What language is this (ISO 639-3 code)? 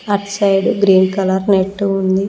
tel